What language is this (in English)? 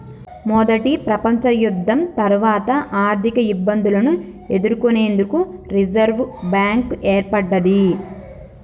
Telugu